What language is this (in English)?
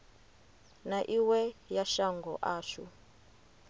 Venda